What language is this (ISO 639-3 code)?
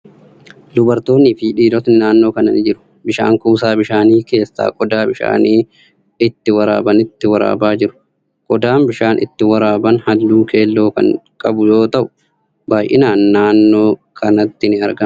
orm